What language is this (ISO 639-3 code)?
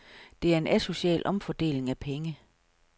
dan